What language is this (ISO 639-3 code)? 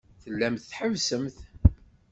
kab